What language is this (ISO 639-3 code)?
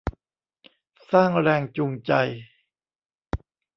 tha